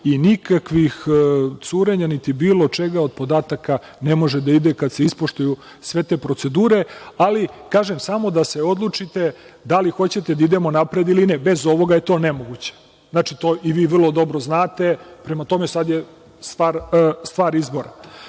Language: Serbian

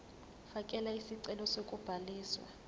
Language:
Zulu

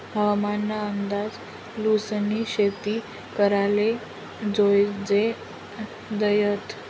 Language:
Marathi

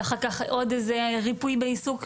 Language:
Hebrew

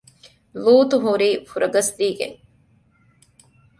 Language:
Divehi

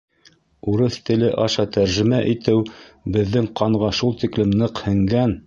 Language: Bashkir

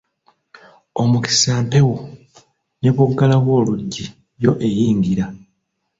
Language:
Ganda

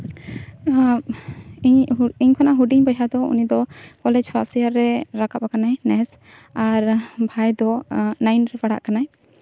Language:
Santali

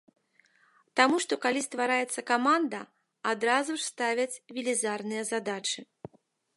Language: Belarusian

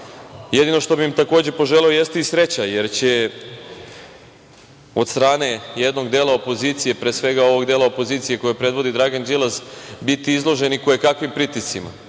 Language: Serbian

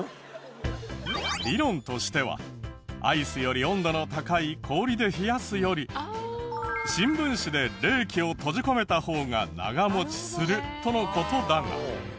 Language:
Japanese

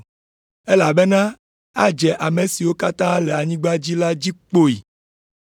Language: Ewe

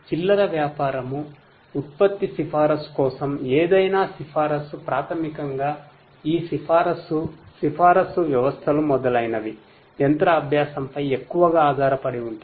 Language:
Telugu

